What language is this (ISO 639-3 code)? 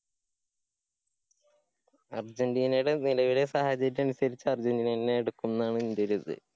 mal